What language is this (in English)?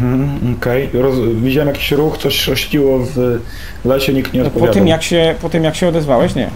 Polish